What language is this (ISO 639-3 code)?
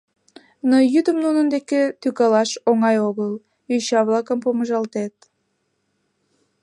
chm